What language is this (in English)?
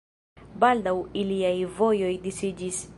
Esperanto